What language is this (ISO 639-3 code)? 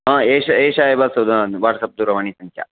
san